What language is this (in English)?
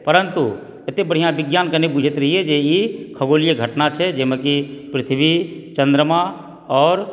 Maithili